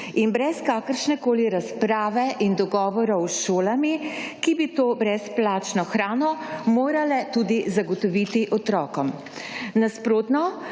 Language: Slovenian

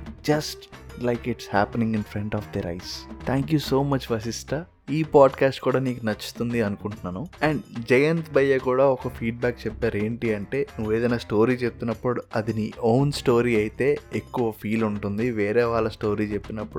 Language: Telugu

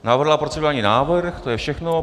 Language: Czech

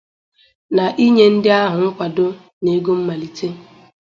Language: Igbo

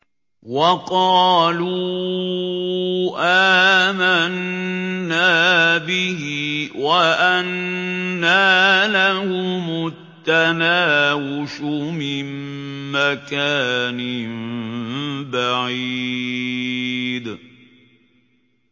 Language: Arabic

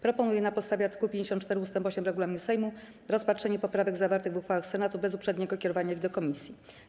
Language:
Polish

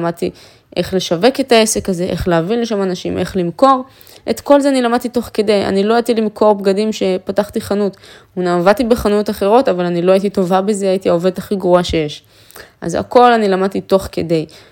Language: Hebrew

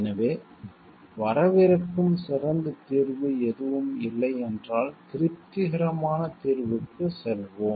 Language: Tamil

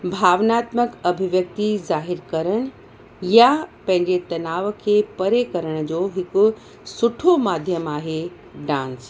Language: Sindhi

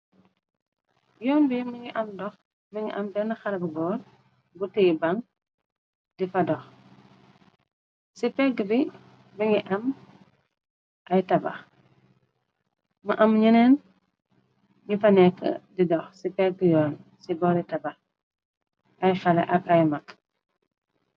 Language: Wolof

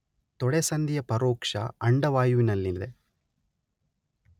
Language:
Kannada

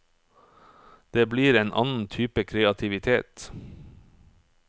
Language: Norwegian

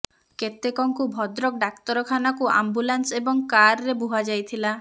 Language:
Odia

